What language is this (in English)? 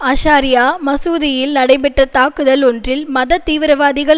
Tamil